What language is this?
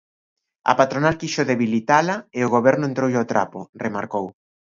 Galician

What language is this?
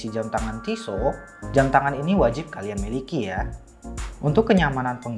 Indonesian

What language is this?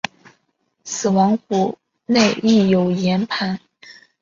Chinese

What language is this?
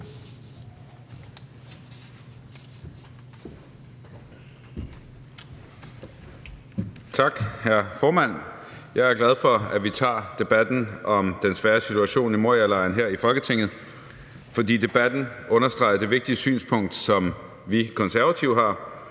Danish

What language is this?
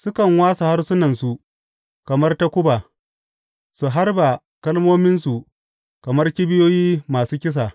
Hausa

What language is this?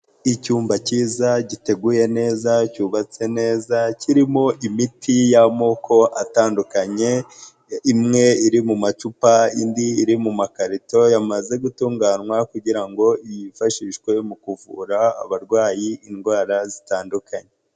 Kinyarwanda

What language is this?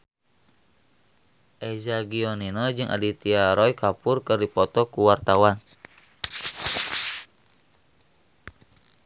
Sundanese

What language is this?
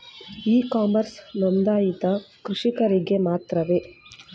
Kannada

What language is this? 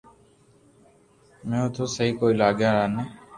Loarki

